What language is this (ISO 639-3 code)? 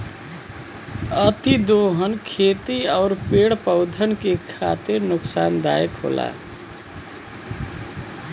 bho